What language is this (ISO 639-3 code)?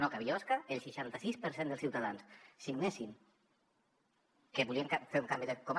cat